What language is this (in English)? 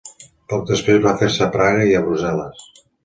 Catalan